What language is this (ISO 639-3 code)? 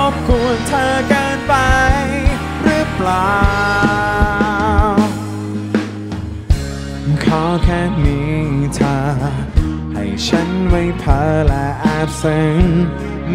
tha